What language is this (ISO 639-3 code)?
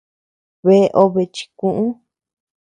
cux